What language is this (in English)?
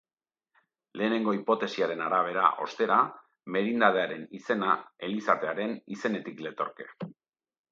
Basque